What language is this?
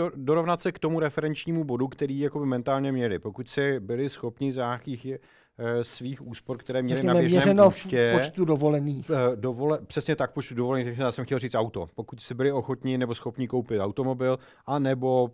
Czech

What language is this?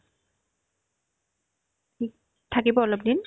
Assamese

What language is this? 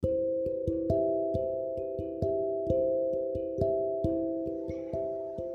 Indonesian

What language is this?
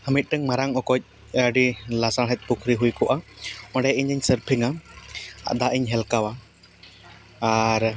Santali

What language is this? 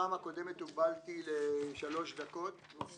Hebrew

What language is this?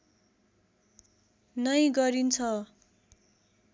Nepali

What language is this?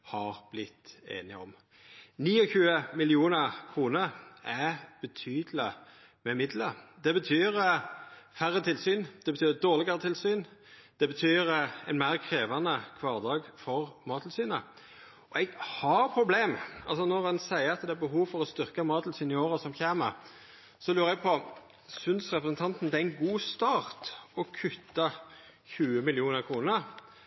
Norwegian Nynorsk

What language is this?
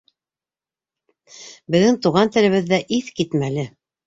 Bashkir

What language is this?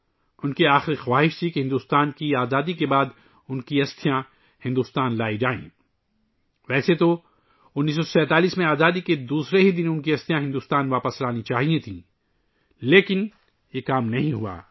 Urdu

